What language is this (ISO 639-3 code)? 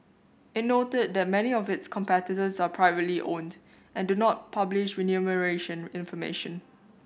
eng